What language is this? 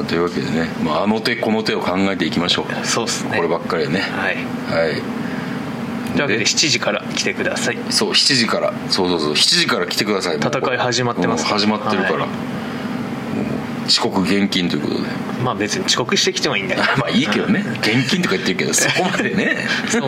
Japanese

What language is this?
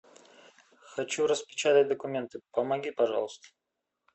Russian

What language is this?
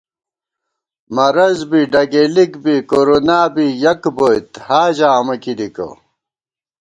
Gawar-Bati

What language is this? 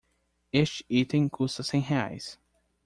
Portuguese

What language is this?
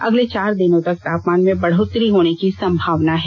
Hindi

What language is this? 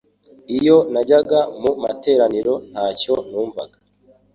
Kinyarwanda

